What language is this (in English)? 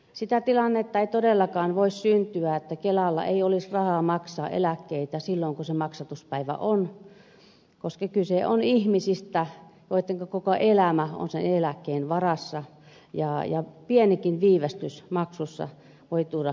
Finnish